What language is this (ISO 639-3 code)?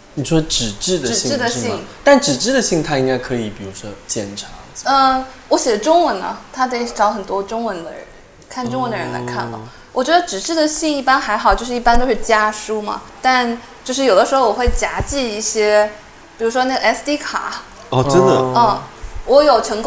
zho